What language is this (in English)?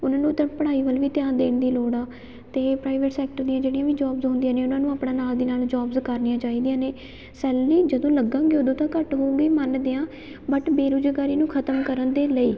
Punjabi